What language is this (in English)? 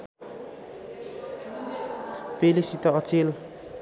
Nepali